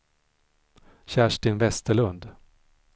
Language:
Swedish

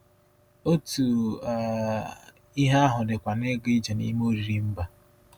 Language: Igbo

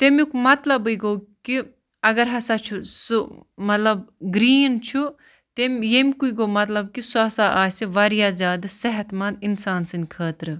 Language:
Kashmiri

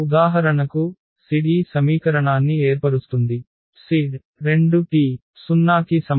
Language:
Telugu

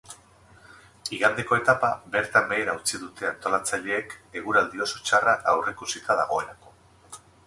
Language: Basque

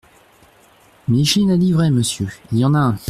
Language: French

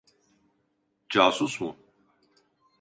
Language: Turkish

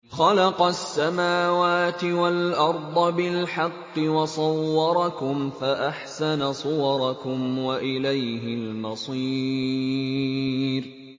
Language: Arabic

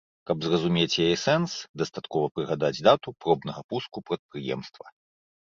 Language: Belarusian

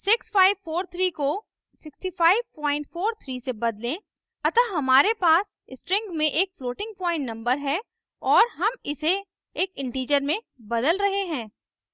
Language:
Hindi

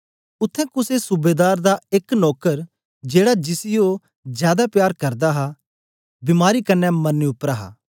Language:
Dogri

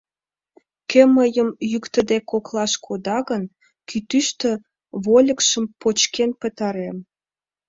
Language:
Mari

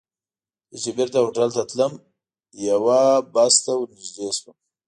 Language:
Pashto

